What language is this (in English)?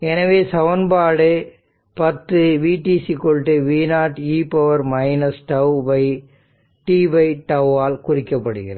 Tamil